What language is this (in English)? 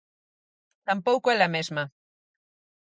Galician